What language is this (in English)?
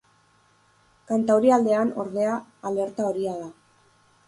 Basque